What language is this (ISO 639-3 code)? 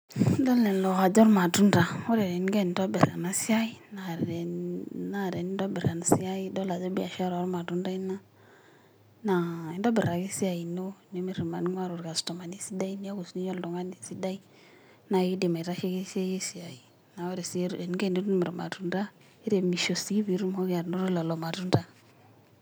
mas